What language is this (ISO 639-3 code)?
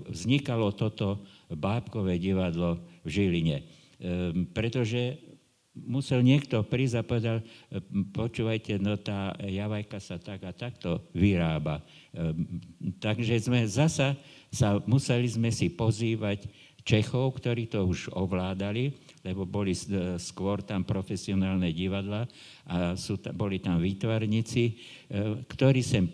slk